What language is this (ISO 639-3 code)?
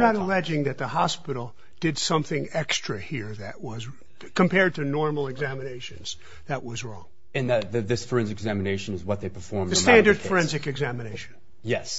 eng